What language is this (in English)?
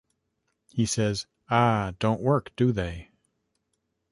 English